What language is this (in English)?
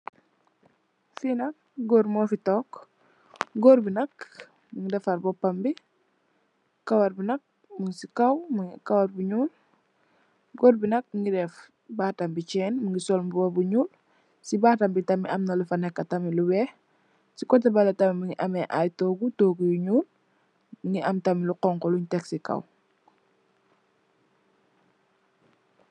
Wolof